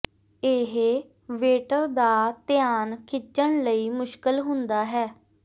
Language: Punjabi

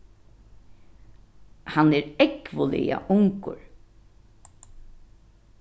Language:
Faroese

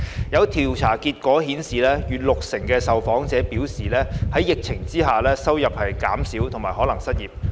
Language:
Cantonese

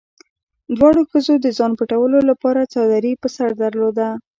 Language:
Pashto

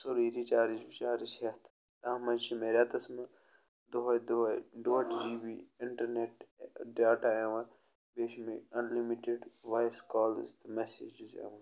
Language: Kashmiri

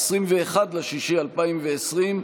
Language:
Hebrew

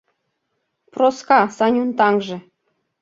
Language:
Mari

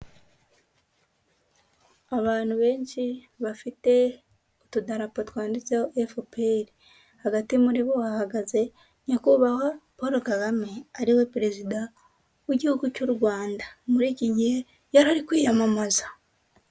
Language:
Kinyarwanda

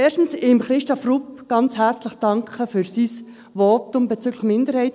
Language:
Swiss German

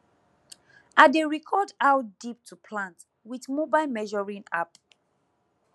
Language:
Nigerian Pidgin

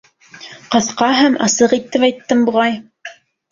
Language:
Bashkir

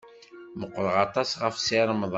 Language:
Kabyle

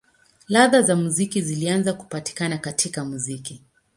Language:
Swahili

